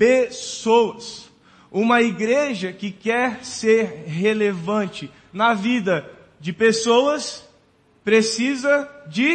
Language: Portuguese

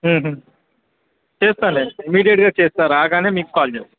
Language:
Telugu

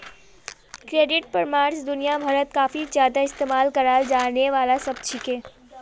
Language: Magahi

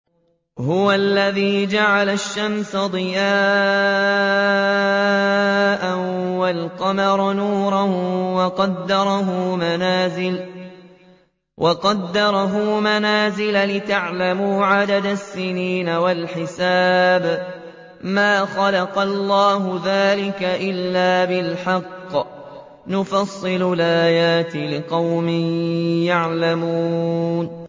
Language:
Arabic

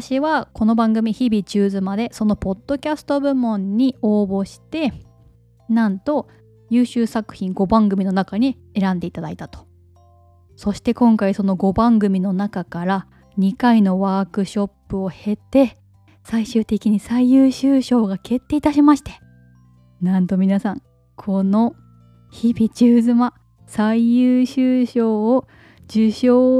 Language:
Japanese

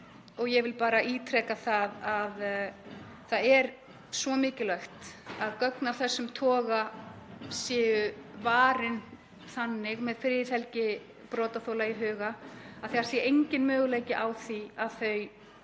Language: Icelandic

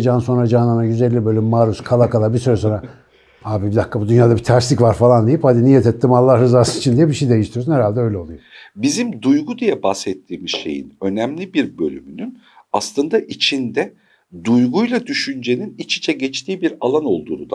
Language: Turkish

